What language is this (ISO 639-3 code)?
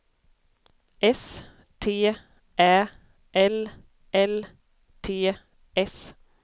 swe